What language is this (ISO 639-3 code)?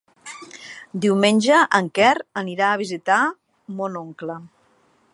cat